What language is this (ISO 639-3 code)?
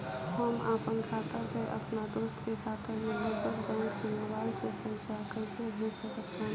bho